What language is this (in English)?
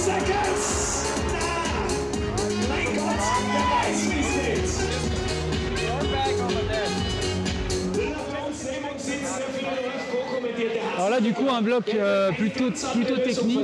French